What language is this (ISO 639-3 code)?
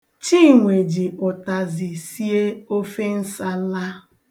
ibo